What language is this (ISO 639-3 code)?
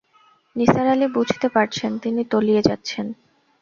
ben